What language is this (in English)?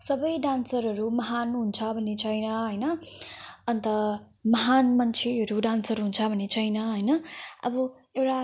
Nepali